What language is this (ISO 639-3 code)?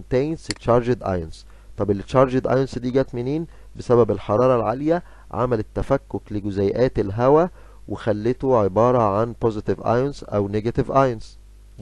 ara